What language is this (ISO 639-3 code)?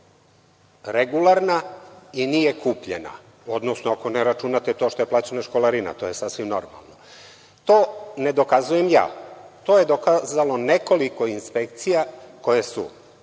srp